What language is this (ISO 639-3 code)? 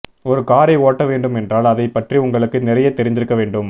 tam